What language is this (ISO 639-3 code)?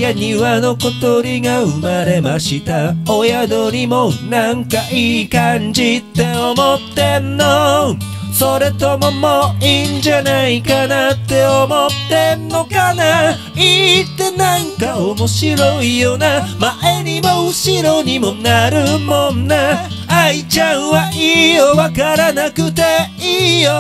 jpn